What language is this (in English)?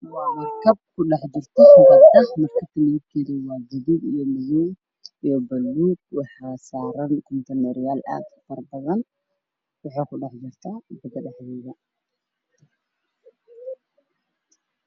Somali